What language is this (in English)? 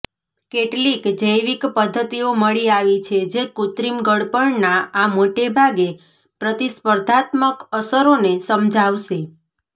Gujarati